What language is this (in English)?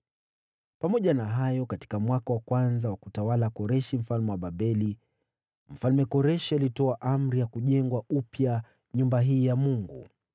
Swahili